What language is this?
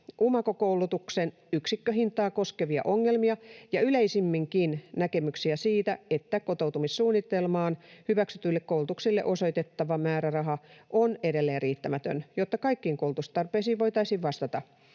Finnish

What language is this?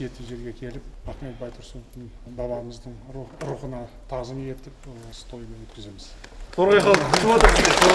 Turkish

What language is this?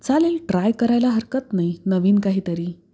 Marathi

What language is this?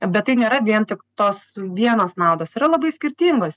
Lithuanian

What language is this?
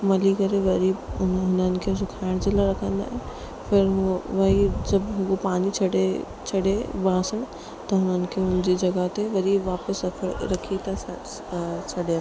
Sindhi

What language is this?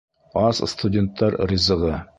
Bashkir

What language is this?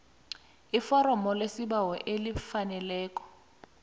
South Ndebele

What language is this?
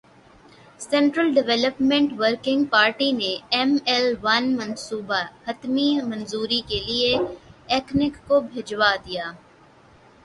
Urdu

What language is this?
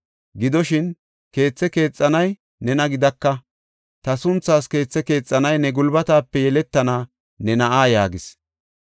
Gofa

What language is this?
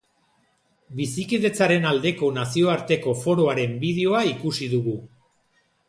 Basque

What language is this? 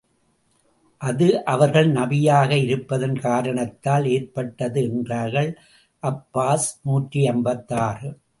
Tamil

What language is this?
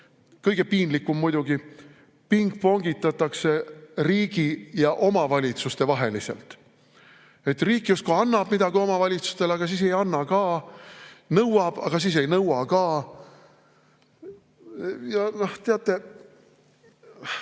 Estonian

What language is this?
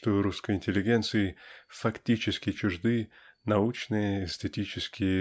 Russian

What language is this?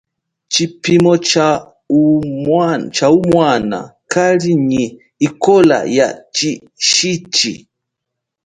Chokwe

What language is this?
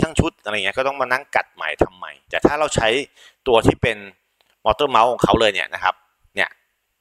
Thai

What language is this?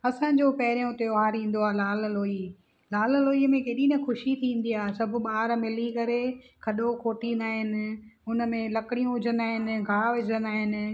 Sindhi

